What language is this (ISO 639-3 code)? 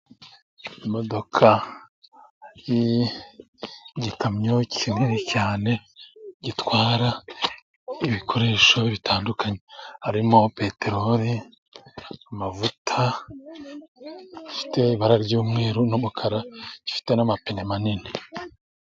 kin